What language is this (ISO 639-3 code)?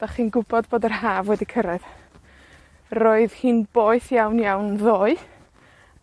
cym